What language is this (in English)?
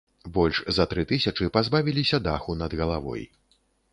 Belarusian